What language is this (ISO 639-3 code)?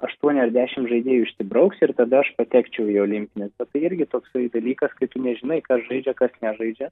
lit